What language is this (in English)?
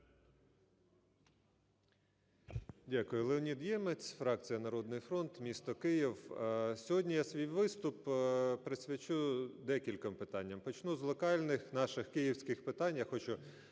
Ukrainian